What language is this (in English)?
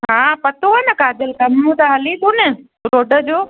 Sindhi